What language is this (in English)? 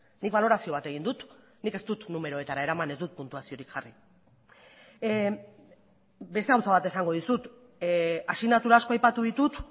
Basque